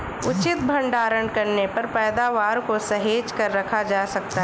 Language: Hindi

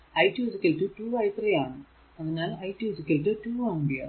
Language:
Malayalam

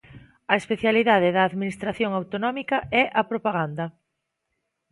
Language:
Galician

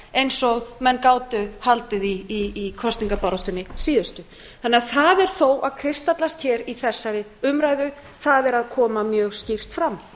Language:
Icelandic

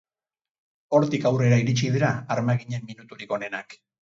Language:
Basque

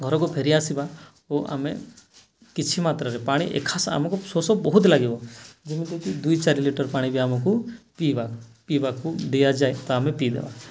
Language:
Odia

